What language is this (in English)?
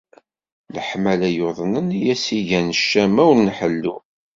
Kabyle